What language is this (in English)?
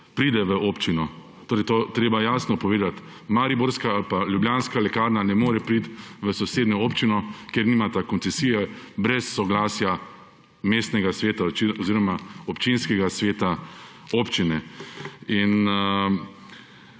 Slovenian